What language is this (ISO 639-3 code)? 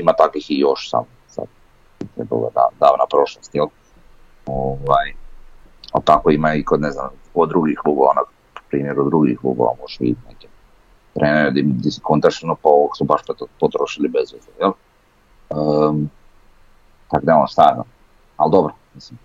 hrv